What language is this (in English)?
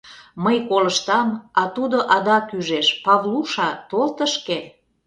Mari